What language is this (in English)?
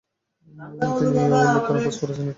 Bangla